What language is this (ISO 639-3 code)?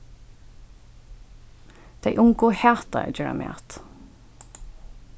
fao